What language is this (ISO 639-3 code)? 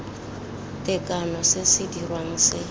tsn